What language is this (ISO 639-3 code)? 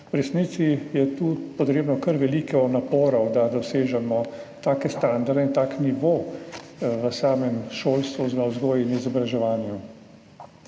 slv